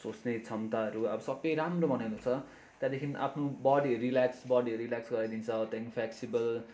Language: Nepali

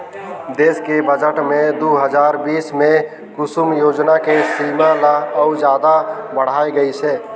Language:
Chhattisgarhi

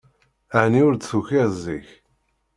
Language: Kabyle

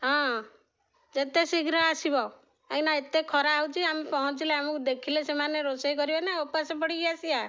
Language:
Odia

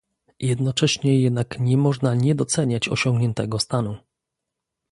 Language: Polish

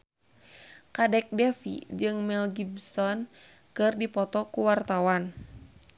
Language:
Sundanese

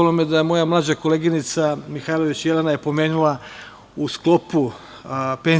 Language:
Serbian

